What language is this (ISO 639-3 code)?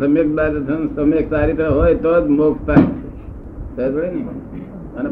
guj